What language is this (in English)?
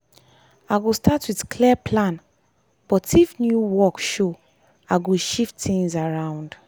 Nigerian Pidgin